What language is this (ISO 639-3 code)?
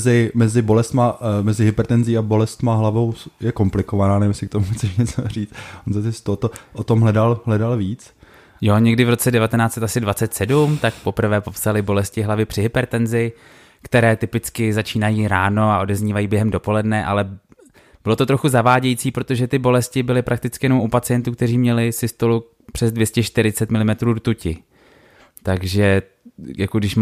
ces